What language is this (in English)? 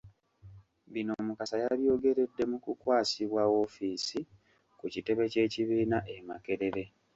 Ganda